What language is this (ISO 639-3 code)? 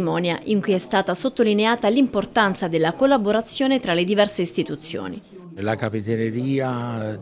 ita